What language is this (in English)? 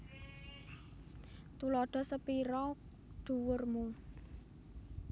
Javanese